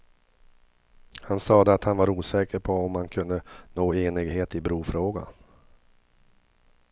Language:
Swedish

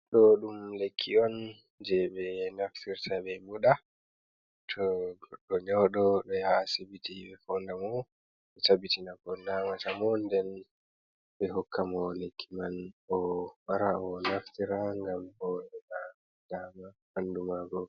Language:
Fula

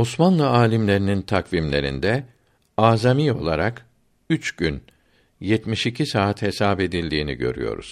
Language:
Turkish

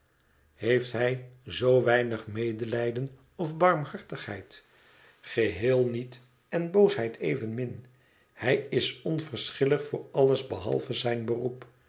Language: Dutch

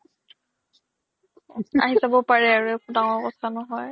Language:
Assamese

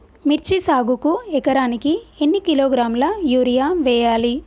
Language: Telugu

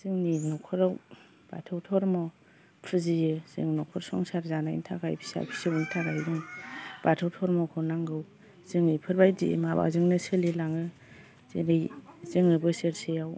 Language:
Bodo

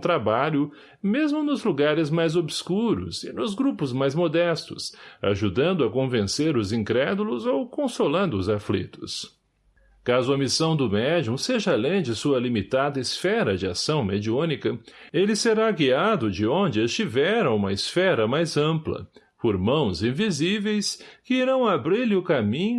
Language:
Portuguese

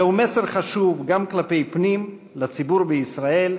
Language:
Hebrew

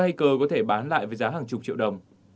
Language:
Vietnamese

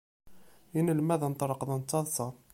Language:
Kabyle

